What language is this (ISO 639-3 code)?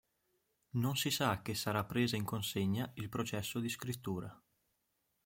ita